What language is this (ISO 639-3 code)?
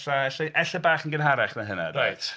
cym